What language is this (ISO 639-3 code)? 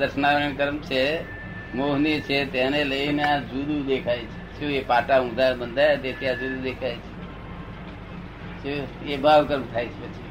guj